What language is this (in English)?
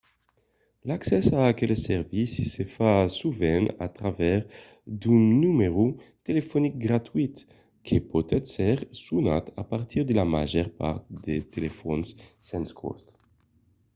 Occitan